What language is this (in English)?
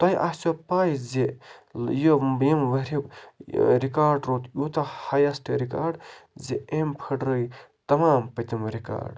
Kashmiri